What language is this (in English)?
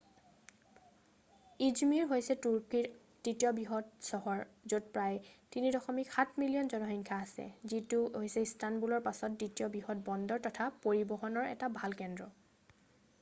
Assamese